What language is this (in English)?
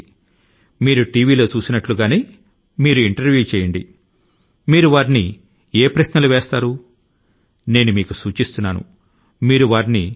Telugu